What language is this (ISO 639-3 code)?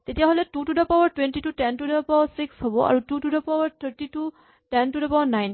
asm